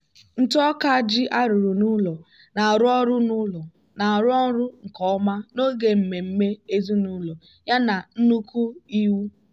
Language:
Igbo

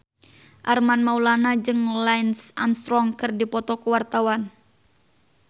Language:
Sundanese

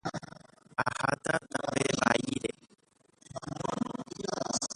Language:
Guarani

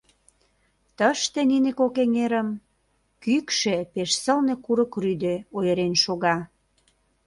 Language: Mari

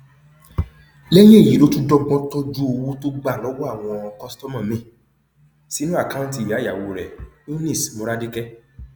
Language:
Yoruba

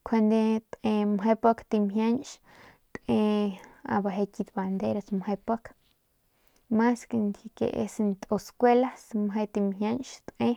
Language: Northern Pame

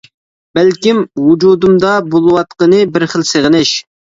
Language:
Uyghur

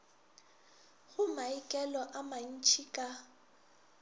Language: Northern Sotho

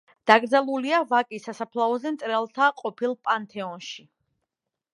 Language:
Georgian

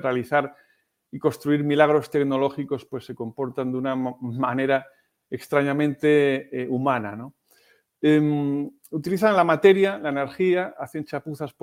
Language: Spanish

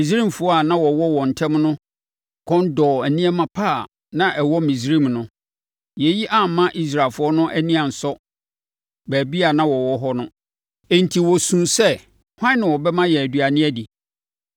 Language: Akan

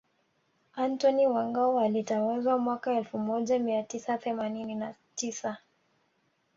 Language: Swahili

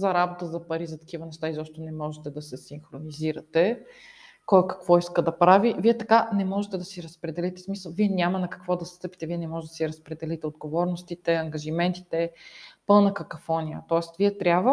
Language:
Bulgarian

